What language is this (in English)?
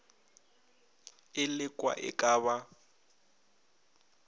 Northern Sotho